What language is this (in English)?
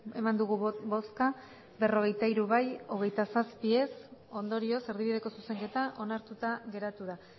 Basque